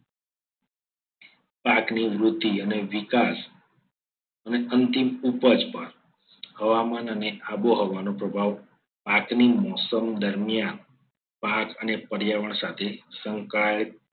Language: Gujarati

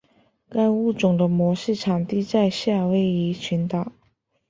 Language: Chinese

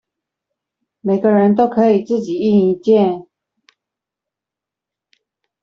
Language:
Chinese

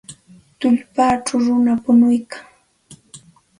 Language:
Santa Ana de Tusi Pasco Quechua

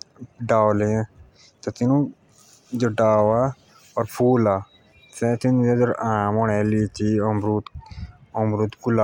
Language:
Jaunsari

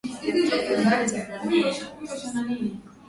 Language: Swahili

